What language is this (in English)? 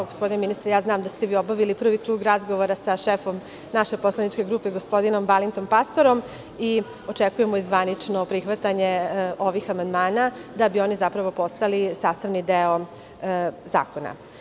Serbian